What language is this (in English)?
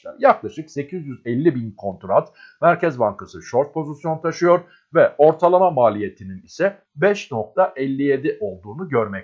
Turkish